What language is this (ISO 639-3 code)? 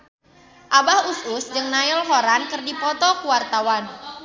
sun